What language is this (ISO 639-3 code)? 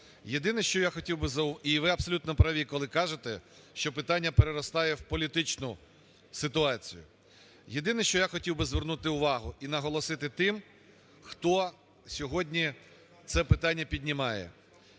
ukr